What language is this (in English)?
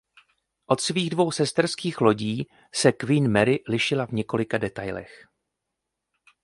Czech